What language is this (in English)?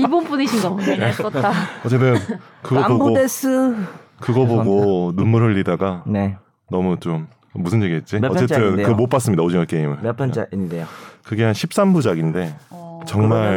Korean